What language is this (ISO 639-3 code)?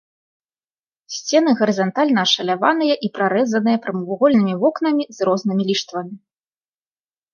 bel